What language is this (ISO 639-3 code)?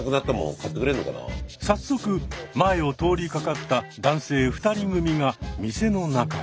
jpn